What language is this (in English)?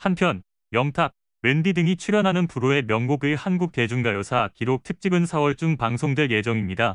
Korean